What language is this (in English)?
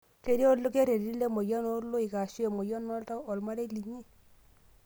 Masai